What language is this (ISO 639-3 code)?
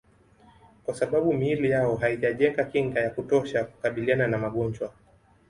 swa